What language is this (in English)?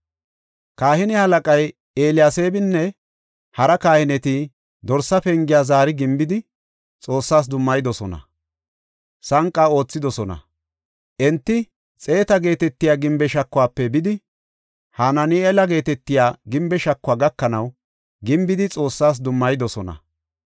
Gofa